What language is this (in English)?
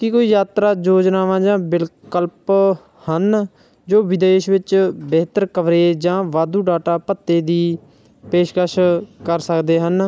Punjabi